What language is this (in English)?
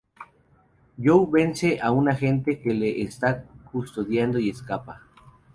Spanish